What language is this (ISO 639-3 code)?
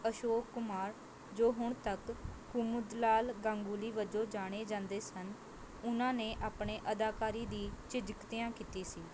pan